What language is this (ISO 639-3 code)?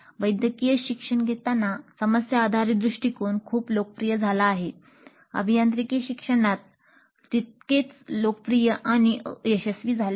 mar